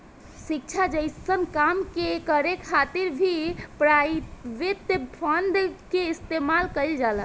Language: Bhojpuri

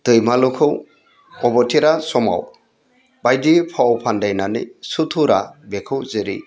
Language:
Bodo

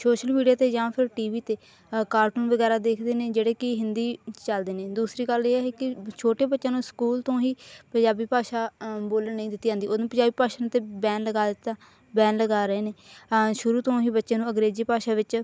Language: Punjabi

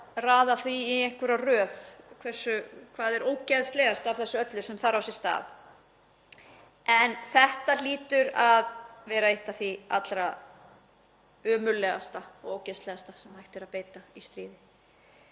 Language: Icelandic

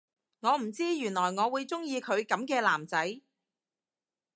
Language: Cantonese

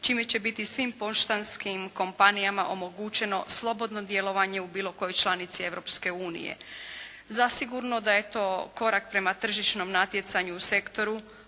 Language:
Croatian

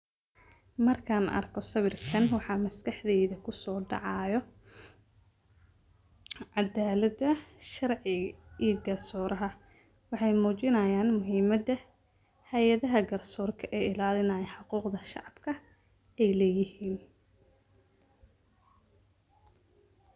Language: Somali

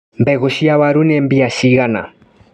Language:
Kikuyu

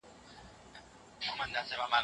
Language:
Pashto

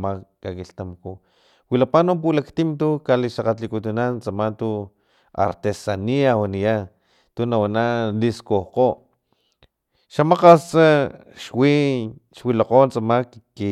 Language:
Filomena Mata-Coahuitlán Totonac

